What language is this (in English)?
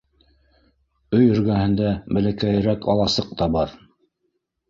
Bashkir